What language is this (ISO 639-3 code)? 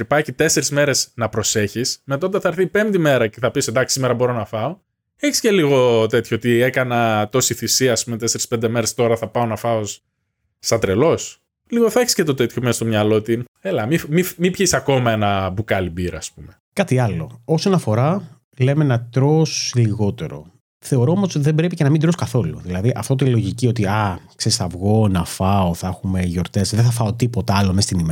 ell